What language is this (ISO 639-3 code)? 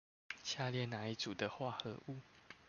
zho